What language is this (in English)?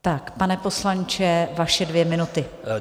Czech